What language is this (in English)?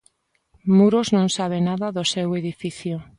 Galician